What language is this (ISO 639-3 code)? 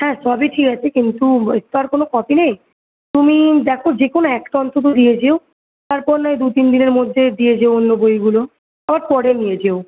ben